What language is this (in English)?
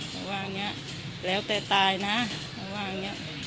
Thai